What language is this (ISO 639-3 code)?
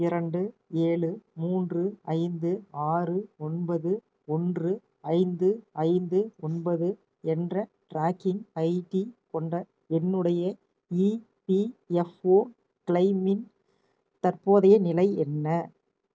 tam